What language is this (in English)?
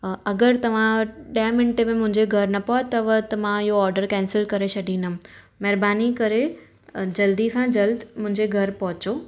Sindhi